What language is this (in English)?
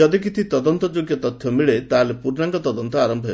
Odia